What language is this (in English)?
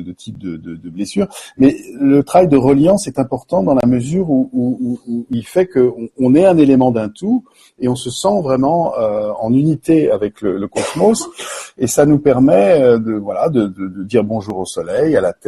French